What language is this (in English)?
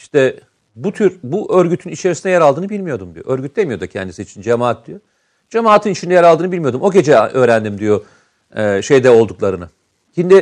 Turkish